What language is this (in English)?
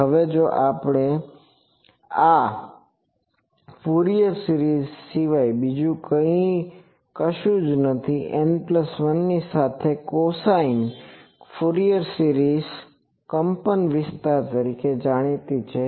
Gujarati